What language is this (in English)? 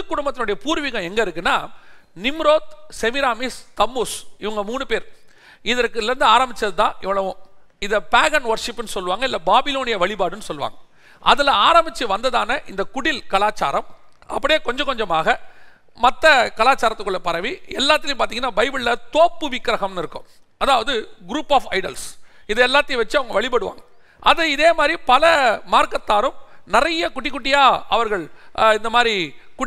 Tamil